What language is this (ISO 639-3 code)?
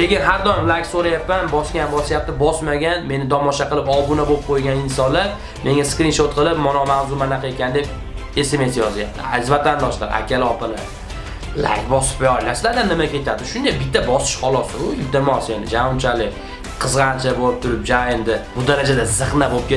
uzb